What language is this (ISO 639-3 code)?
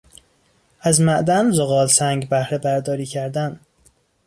fas